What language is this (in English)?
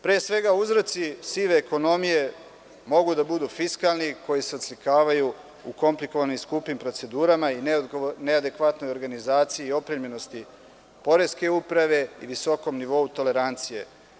Serbian